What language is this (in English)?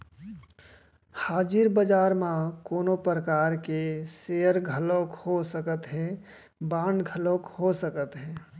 Chhattisgarhi